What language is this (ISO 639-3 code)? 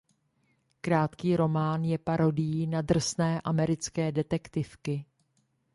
ces